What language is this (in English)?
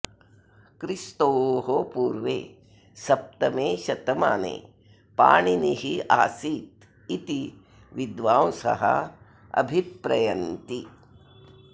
Sanskrit